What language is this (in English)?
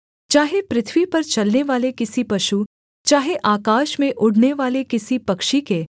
Hindi